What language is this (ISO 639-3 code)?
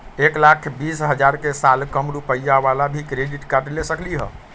mag